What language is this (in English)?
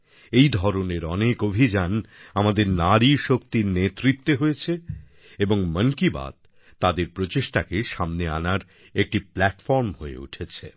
Bangla